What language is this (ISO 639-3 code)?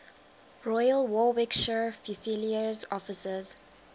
eng